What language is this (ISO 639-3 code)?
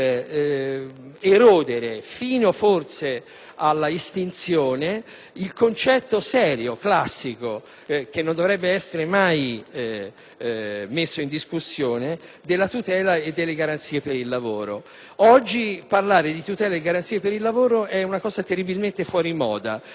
ita